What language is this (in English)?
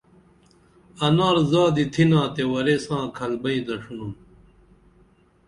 Dameli